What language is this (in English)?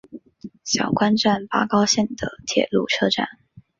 Chinese